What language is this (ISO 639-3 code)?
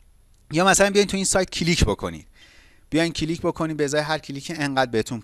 fas